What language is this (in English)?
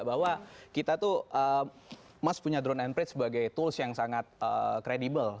Indonesian